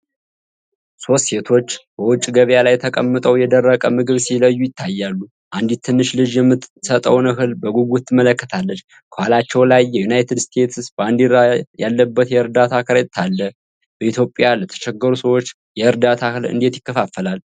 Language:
Amharic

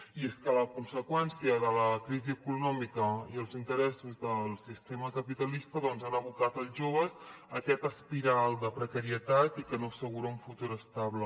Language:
Catalan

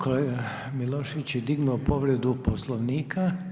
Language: Croatian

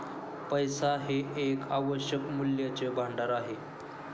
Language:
Marathi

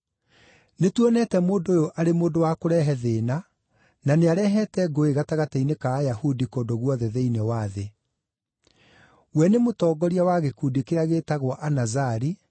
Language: Kikuyu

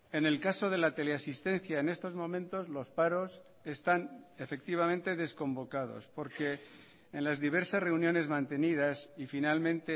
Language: Spanish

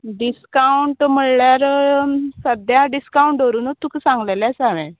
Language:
Konkani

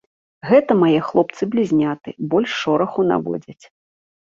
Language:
Belarusian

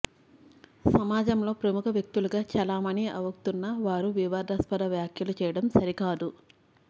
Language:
Telugu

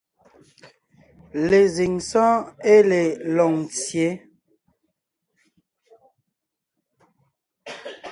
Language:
Ngiemboon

